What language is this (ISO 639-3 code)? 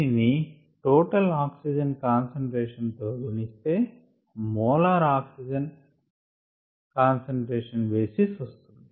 tel